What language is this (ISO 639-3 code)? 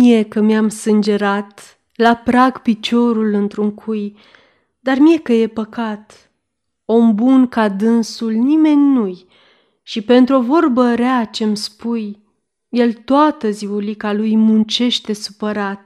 ron